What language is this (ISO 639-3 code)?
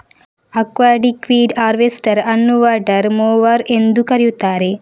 kan